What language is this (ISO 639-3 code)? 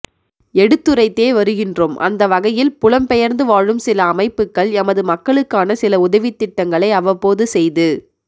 tam